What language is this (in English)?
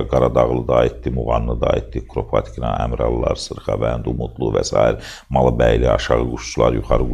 Turkish